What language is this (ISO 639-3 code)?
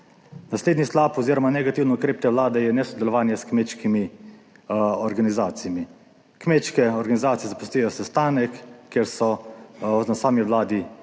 slv